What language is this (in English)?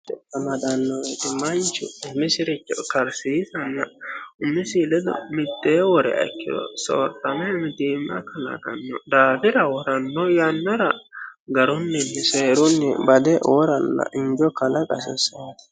Sidamo